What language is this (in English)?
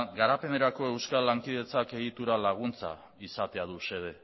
Basque